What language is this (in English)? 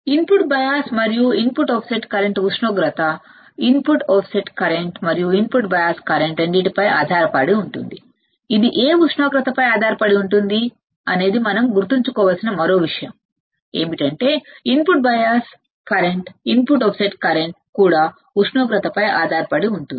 Telugu